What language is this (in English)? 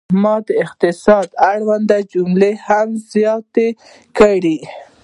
Pashto